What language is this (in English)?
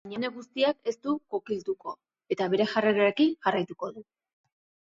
Basque